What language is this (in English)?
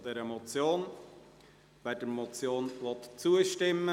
Swiss German